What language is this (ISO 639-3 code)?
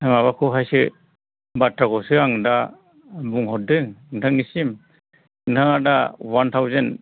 brx